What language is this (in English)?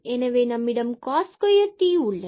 Tamil